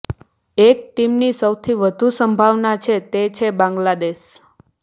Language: Gujarati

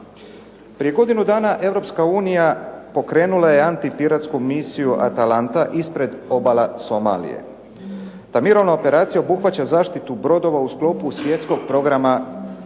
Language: Croatian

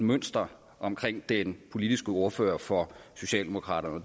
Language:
Danish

